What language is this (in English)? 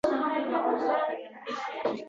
Uzbek